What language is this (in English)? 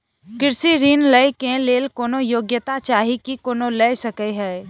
Maithili